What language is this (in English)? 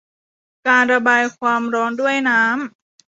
Thai